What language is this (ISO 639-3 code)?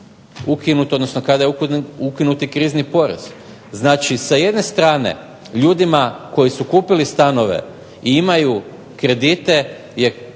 hrv